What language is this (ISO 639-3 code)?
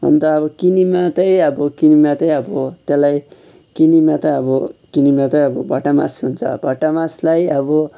nep